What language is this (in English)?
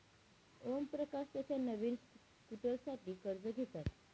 Marathi